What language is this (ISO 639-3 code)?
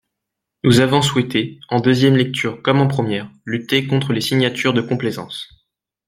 fra